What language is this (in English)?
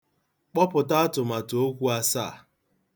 Igbo